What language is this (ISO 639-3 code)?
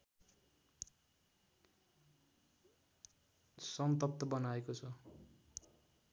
nep